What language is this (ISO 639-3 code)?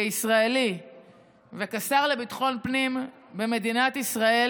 heb